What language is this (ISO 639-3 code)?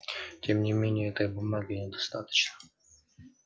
rus